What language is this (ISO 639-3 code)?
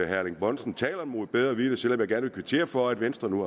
dan